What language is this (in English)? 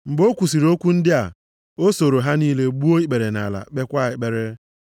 Igbo